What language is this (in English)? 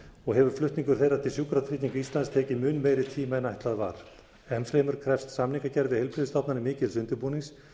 Icelandic